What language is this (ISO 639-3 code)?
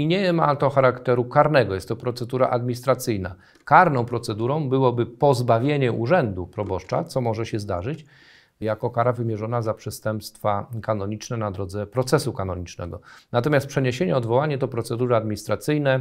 pol